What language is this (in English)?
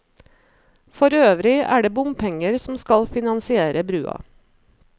Norwegian